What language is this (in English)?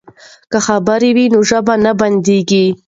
Pashto